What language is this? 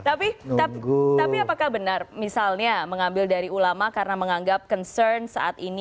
Indonesian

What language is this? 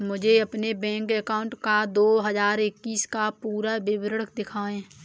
Hindi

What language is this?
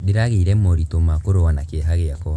Kikuyu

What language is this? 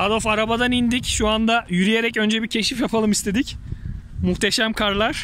Turkish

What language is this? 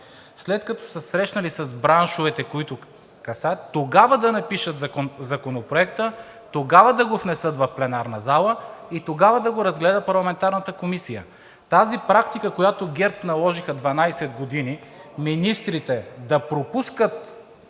Bulgarian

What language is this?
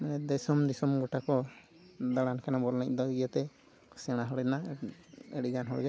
Santali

